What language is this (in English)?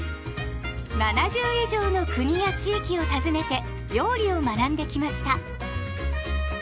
Japanese